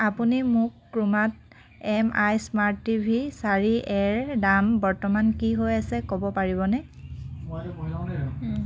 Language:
Assamese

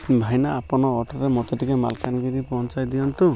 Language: Odia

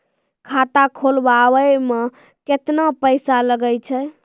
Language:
Maithili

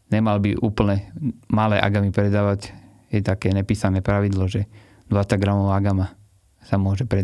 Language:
Slovak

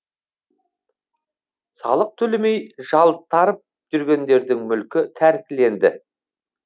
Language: Kazakh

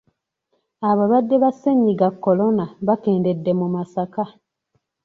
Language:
Ganda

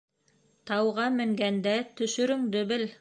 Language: Bashkir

